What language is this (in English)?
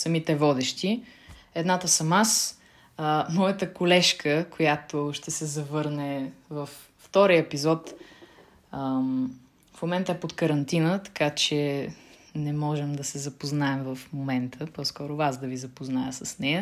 Bulgarian